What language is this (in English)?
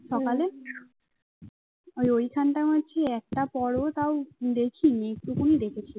Bangla